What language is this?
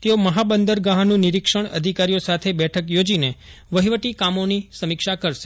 Gujarati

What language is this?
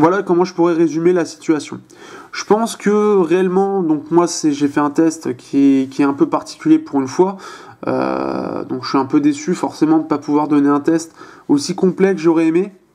French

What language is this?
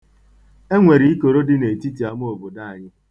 Igbo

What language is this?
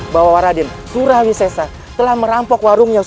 Indonesian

